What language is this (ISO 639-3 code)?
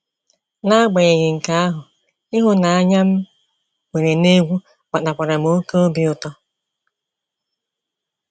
ibo